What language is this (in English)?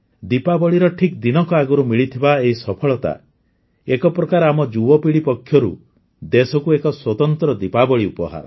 Odia